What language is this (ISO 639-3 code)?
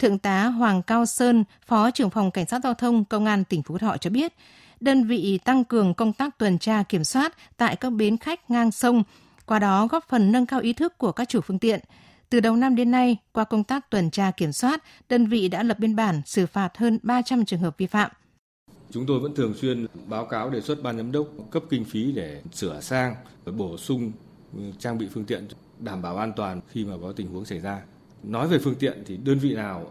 vie